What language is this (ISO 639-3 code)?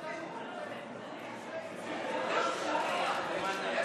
heb